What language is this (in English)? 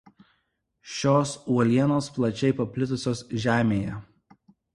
Lithuanian